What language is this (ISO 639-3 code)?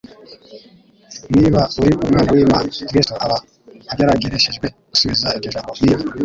kin